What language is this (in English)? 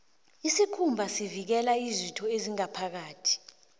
South Ndebele